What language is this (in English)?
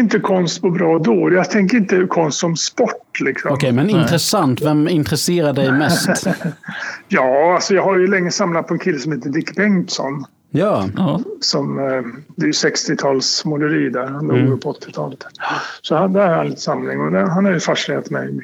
Swedish